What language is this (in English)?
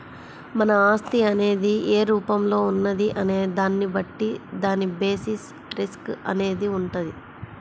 Telugu